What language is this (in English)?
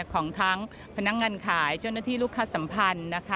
Thai